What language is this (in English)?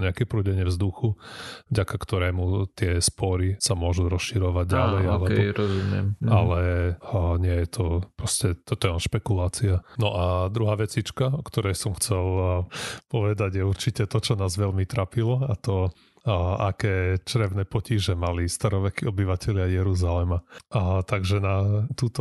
Slovak